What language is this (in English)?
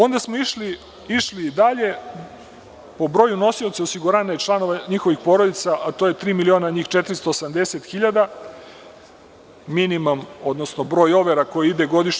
Serbian